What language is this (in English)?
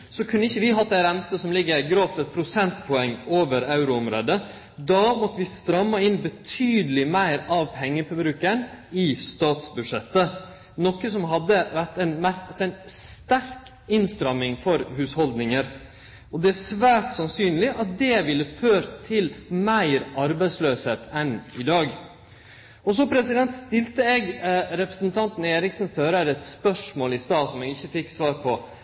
Norwegian Nynorsk